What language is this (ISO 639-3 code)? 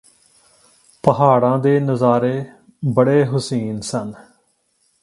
pan